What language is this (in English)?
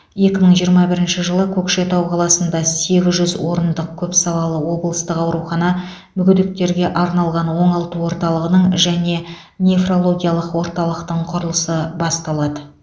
Kazakh